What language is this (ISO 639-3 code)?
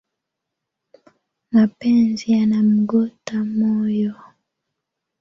swa